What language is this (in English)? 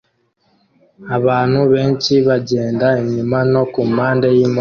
Kinyarwanda